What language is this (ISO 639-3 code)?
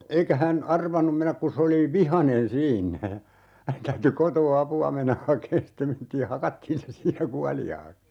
fin